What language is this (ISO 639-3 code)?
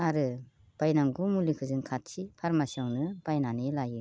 brx